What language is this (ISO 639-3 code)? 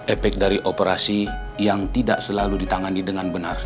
ind